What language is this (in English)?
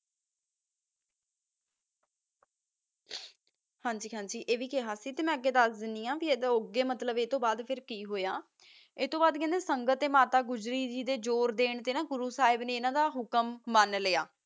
Punjabi